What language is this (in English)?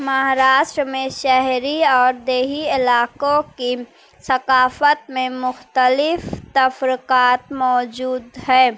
Urdu